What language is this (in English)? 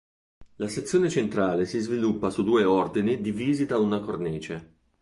Italian